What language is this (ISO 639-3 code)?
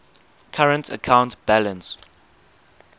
eng